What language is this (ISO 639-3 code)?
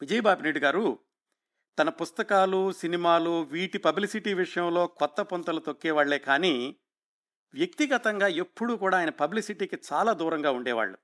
tel